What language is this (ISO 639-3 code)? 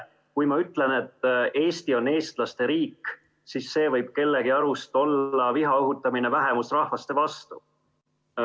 est